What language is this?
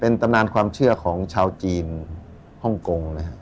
Thai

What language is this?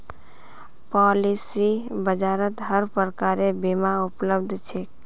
Magahi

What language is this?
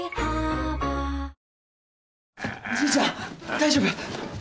Japanese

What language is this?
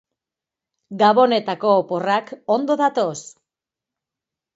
Basque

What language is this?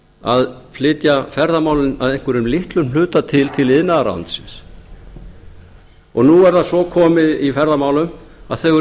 Icelandic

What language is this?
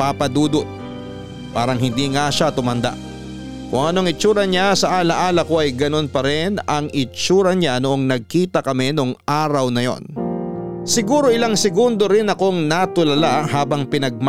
Filipino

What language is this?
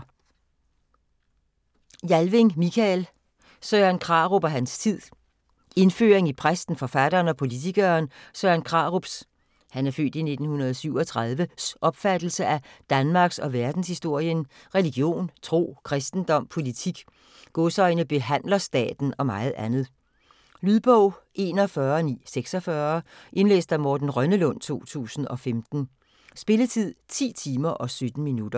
Danish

